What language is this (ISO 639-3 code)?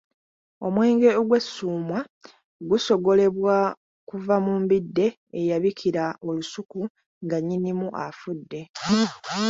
lug